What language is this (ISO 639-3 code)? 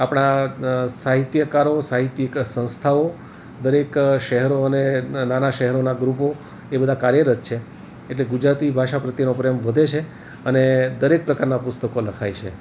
guj